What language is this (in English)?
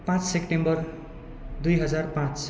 Nepali